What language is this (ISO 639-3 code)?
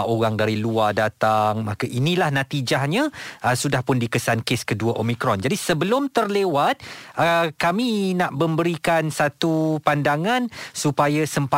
msa